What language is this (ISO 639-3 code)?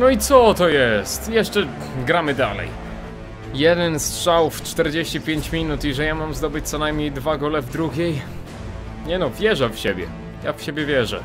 pol